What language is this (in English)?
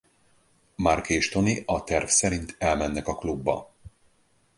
Hungarian